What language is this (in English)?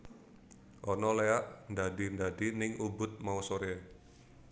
Javanese